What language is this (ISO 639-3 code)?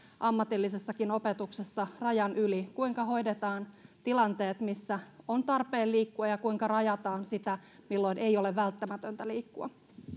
fin